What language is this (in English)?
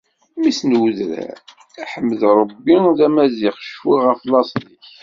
Kabyle